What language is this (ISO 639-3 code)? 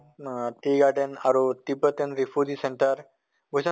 asm